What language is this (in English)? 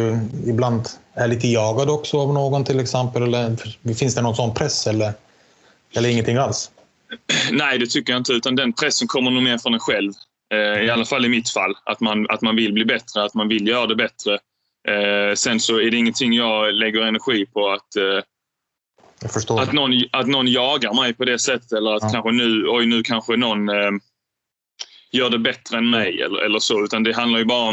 Swedish